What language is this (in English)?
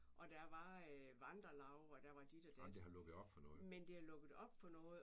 Danish